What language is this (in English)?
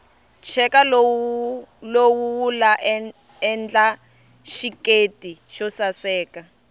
Tsonga